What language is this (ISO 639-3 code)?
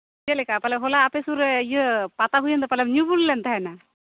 sat